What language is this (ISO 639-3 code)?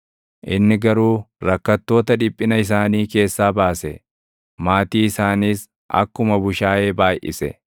orm